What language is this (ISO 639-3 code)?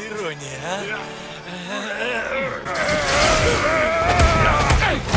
rus